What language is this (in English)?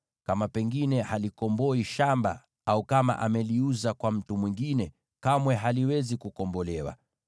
Swahili